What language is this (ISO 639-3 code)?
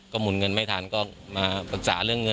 tha